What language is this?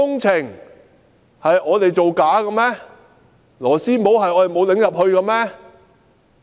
Cantonese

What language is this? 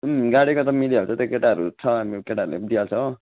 Nepali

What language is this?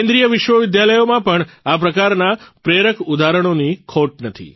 Gujarati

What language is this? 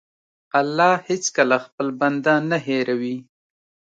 Pashto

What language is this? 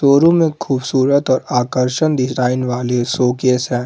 Hindi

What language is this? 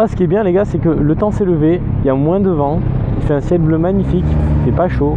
French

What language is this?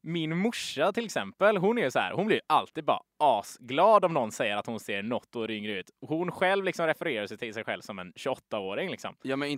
Swedish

